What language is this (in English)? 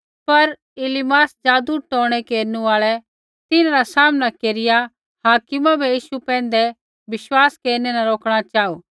Kullu Pahari